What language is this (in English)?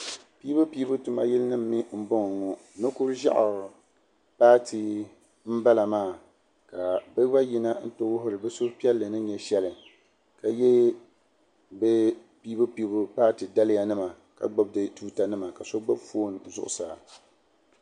Dagbani